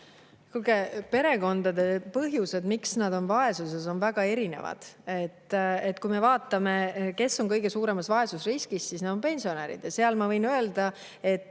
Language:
Estonian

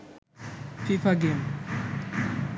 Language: Bangla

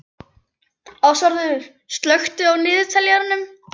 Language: Icelandic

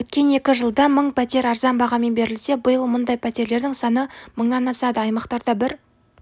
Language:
Kazakh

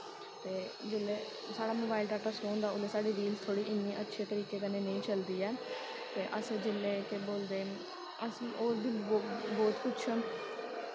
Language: Dogri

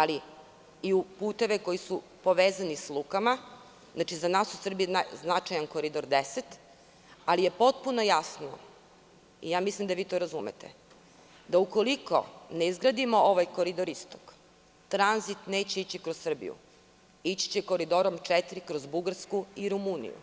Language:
Serbian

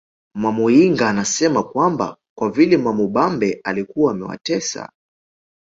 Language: Swahili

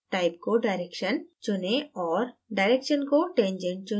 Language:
Hindi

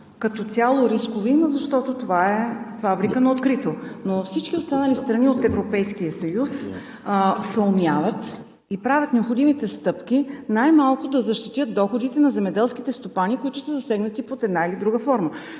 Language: Bulgarian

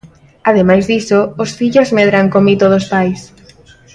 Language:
Galician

